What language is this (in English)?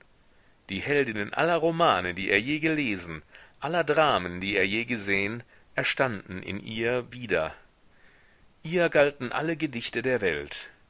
German